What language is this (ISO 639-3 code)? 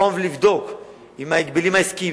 heb